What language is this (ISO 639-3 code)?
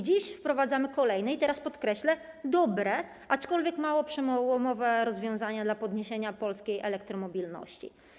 pol